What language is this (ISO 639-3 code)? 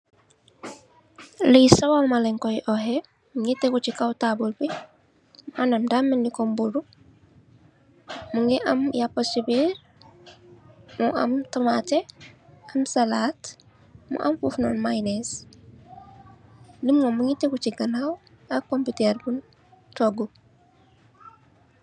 wol